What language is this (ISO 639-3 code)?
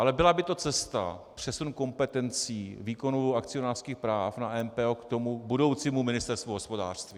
ces